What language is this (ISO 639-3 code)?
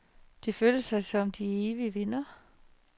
dan